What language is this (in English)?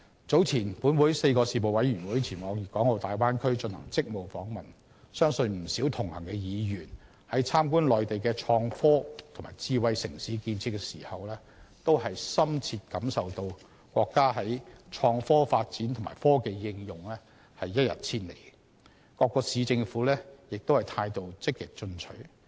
Cantonese